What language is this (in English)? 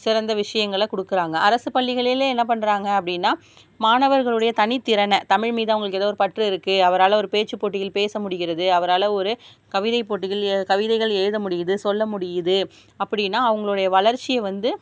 Tamil